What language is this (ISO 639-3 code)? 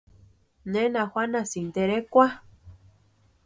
pua